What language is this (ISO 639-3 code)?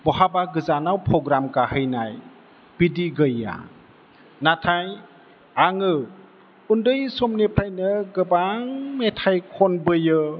brx